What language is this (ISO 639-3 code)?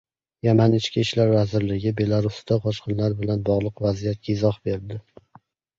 uzb